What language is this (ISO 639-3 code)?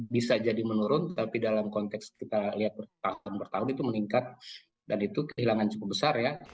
ind